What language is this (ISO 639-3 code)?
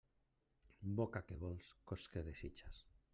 cat